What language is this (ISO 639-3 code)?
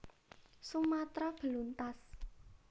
jav